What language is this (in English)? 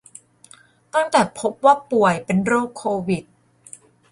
Thai